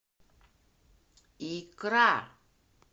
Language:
Russian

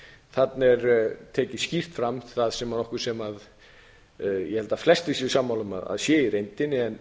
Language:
Icelandic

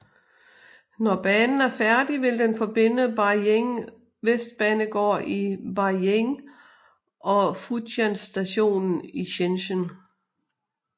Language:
Danish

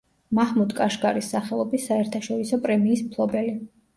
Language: Georgian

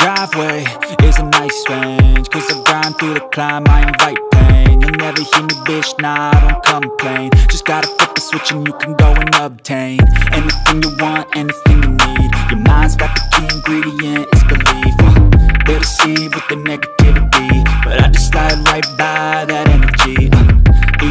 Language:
Indonesian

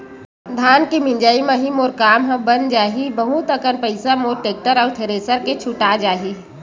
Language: Chhattisgarhi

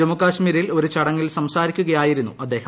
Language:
Malayalam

